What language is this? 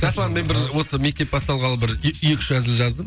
Kazakh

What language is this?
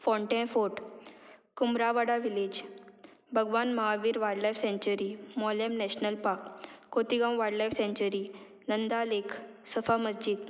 Konkani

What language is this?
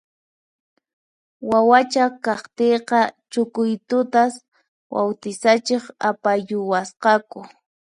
Puno Quechua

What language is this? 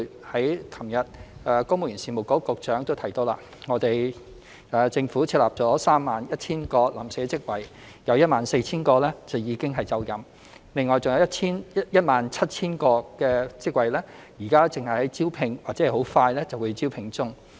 Cantonese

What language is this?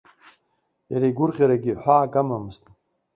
Abkhazian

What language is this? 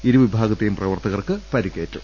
Malayalam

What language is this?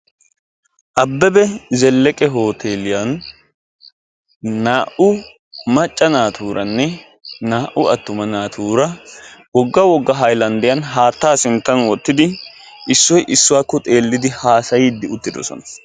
Wolaytta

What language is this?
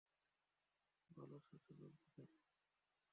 Bangla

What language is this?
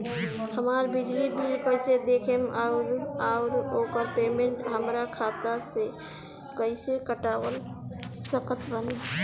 Bhojpuri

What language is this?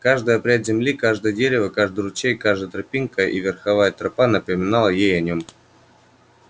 Russian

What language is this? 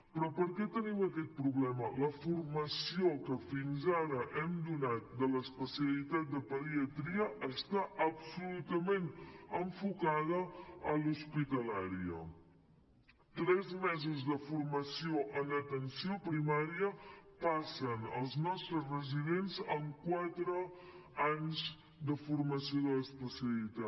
Catalan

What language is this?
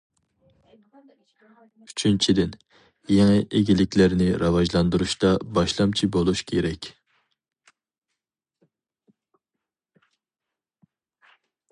Uyghur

